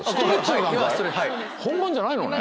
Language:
Japanese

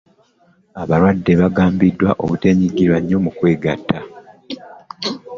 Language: Ganda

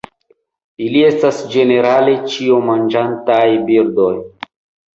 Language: Esperanto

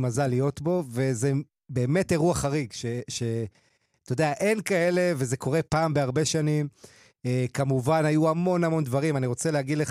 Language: Hebrew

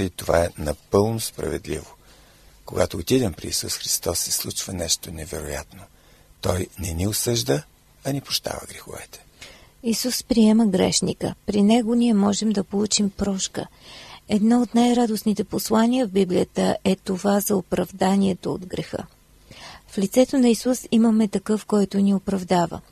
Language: Bulgarian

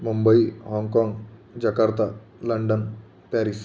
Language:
Marathi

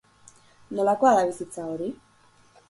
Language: Basque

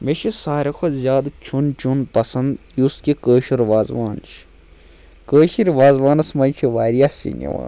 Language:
Kashmiri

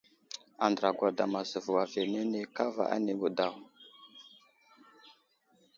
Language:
Wuzlam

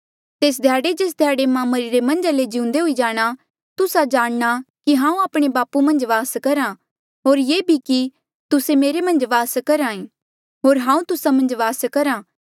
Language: Mandeali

